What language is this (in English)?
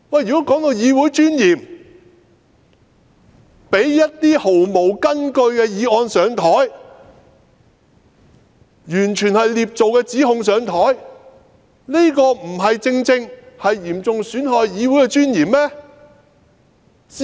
Cantonese